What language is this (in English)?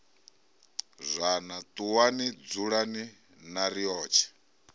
Venda